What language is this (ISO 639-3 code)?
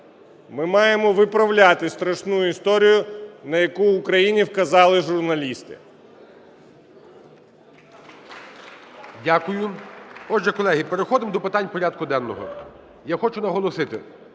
ukr